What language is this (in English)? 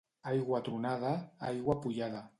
Catalan